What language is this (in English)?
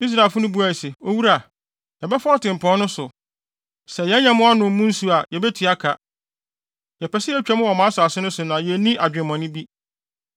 Akan